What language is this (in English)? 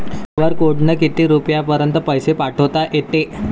Marathi